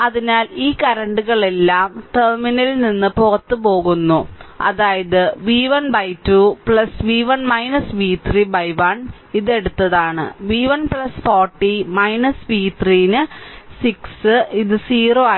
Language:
Malayalam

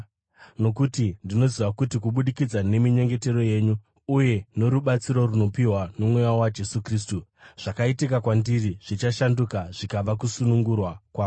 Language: Shona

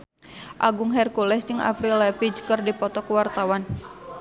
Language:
Sundanese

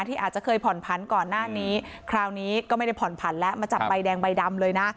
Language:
Thai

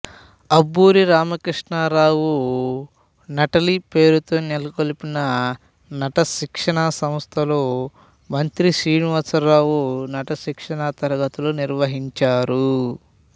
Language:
Telugu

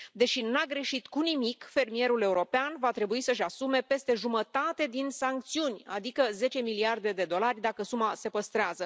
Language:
Romanian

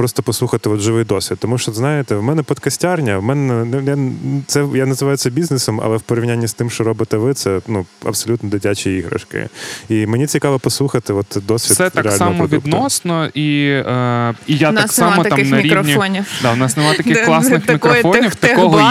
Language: Ukrainian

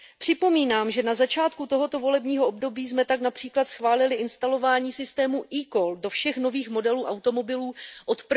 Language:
Czech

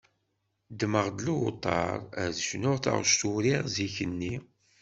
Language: Kabyle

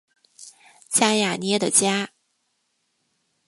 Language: Chinese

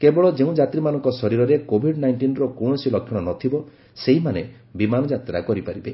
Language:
Odia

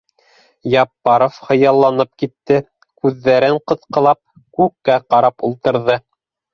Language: Bashkir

